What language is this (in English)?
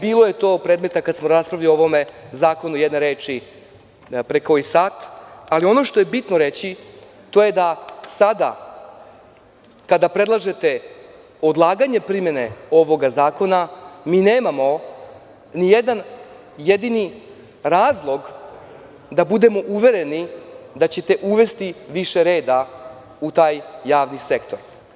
Serbian